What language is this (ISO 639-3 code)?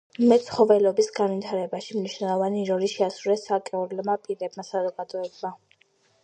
kat